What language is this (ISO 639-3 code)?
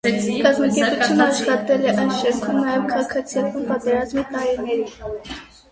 hye